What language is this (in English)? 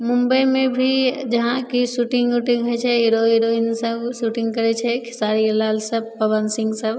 Maithili